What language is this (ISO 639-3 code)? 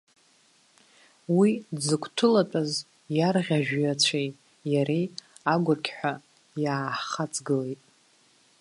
abk